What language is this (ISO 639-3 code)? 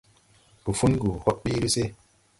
tui